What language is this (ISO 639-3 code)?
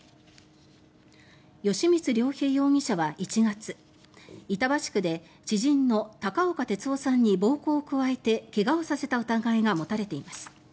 jpn